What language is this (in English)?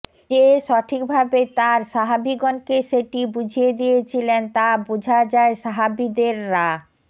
Bangla